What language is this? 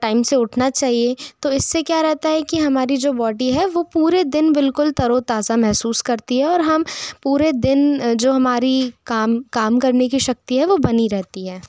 Hindi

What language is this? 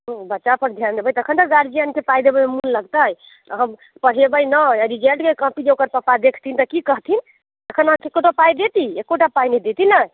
Maithili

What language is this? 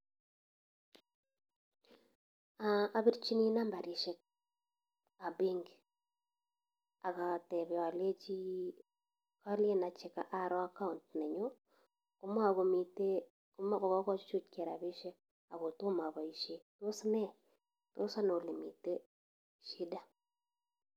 Kalenjin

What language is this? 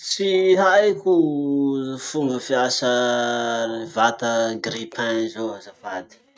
Masikoro Malagasy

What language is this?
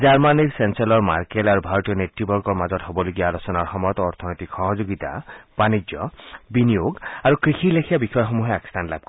Assamese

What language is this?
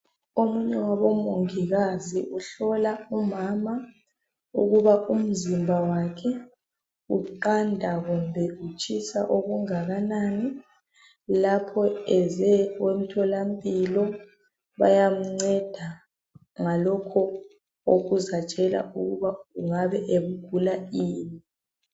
North Ndebele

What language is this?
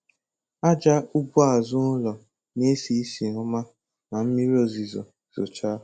Igbo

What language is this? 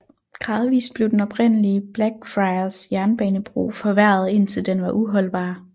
Danish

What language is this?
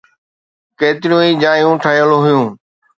Sindhi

